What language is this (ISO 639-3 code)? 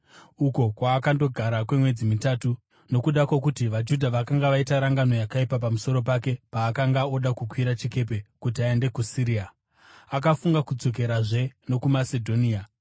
sna